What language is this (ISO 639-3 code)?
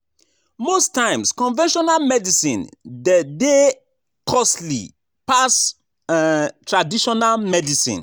pcm